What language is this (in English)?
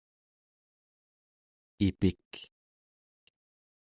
Central Yupik